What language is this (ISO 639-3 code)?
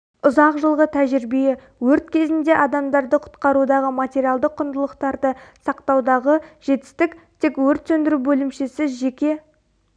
kaz